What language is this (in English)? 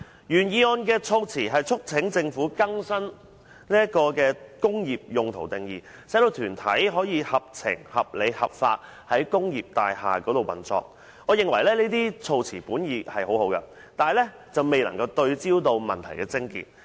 Cantonese